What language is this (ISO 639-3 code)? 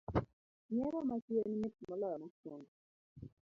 luo